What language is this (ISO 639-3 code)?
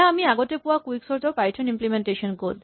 asm